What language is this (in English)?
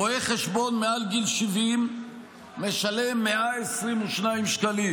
Hebrew